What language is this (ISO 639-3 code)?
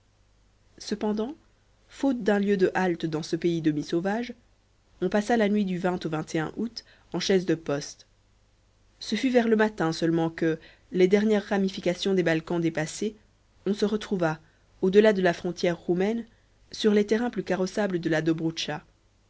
fra